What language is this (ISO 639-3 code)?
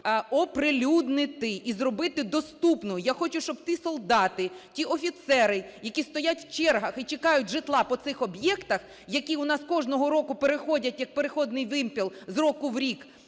ukr